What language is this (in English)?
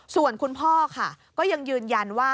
Thai